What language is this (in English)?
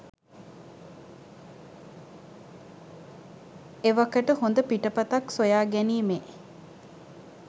Sinhala